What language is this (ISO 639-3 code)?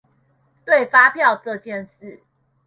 zho